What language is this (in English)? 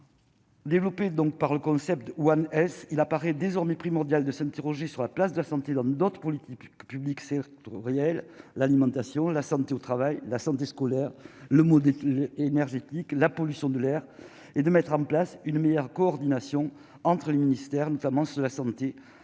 French